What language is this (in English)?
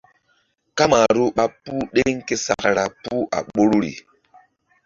Mbum